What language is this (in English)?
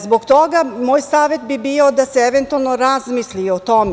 Serbian